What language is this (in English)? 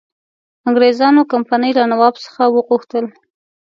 Pashto